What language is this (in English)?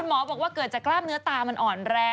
Thai